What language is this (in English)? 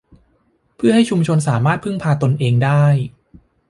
Thai